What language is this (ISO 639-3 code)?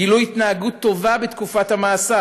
heb